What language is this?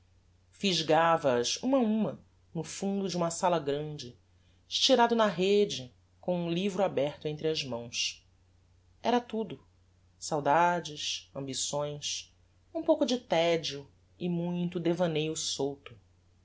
Portuguese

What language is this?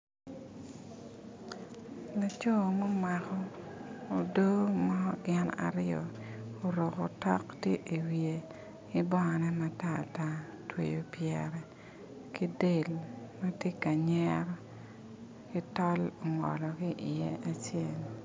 Acoli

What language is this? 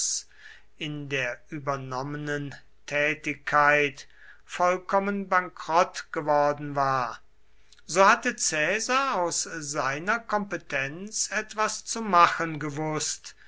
German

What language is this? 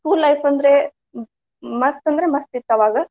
Kannada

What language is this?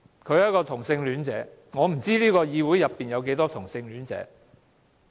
Cantonese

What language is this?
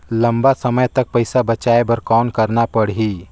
Chhattisgarhi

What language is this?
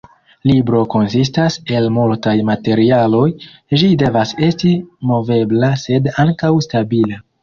Esperanto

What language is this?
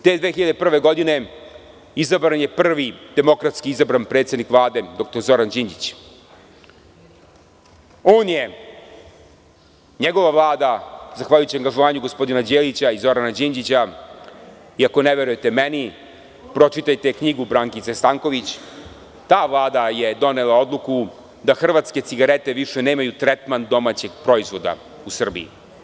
Serbian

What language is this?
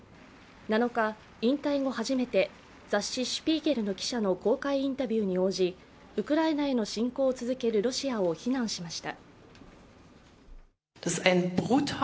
Japanese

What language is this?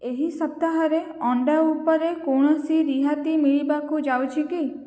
Odia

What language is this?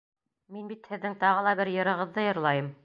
Bashkir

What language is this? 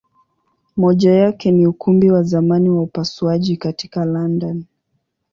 Swahili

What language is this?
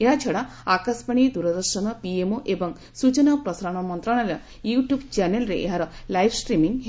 Odia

